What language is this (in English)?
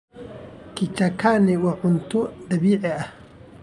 Somali